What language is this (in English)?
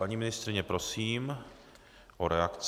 Czech